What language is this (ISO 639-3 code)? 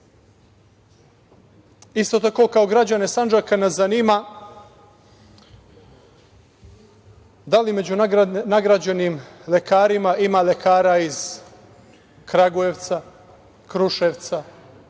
srp